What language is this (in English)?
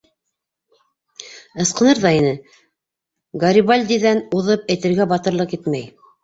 Bashkir